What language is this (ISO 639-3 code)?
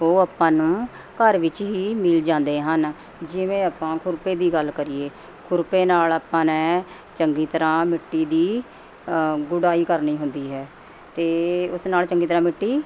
pan